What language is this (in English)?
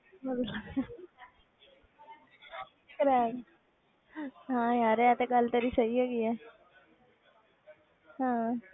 Punjabi